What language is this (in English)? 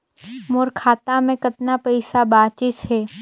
Chhattisgarhi